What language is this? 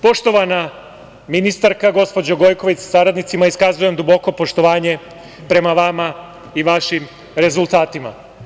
Serbian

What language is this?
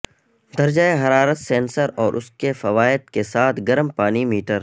Urdu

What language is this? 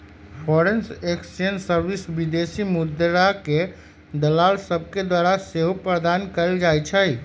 Magahi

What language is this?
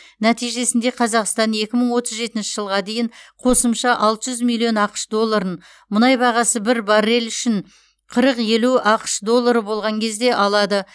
Kazakh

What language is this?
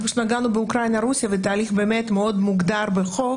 Hebrew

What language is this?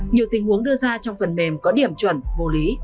Vietnamese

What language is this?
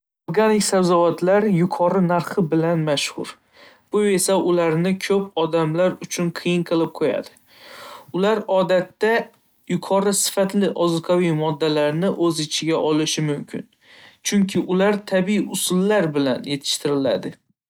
Uzbek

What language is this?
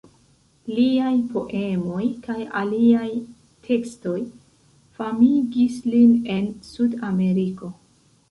Esperanto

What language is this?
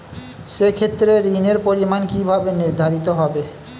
Bangla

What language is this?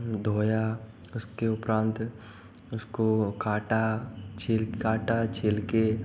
Hindi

